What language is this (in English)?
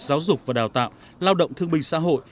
Vietnamese